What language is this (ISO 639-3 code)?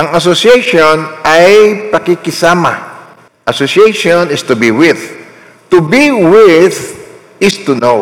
fil